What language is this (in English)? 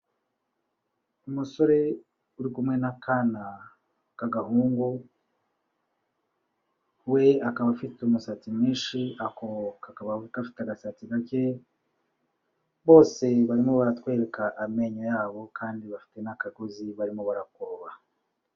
Kinyarwanda